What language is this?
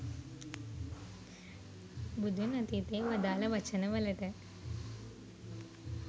Sinhala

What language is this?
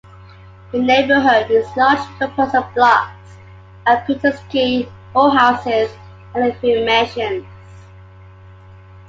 English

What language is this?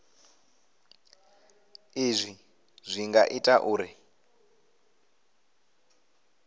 Venda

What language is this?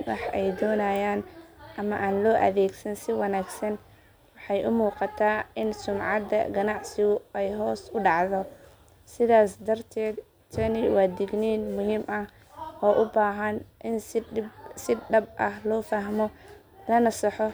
Somali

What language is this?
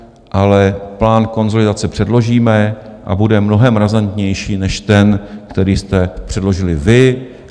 Czech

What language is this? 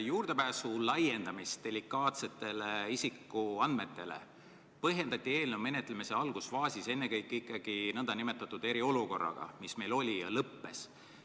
Estonian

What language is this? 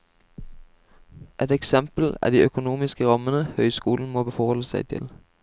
Norwegian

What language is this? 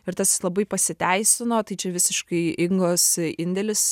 Lithuanian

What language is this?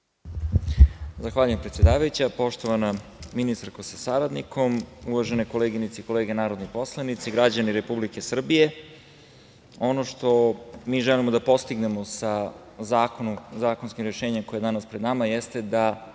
Serbian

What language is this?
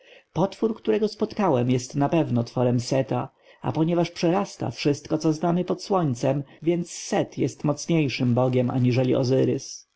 Polish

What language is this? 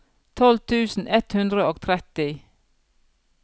Norwegian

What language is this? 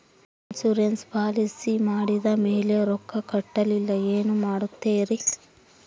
Kannada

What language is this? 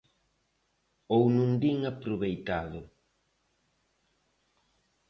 Galician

